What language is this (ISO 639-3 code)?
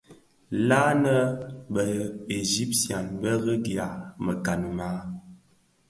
ksf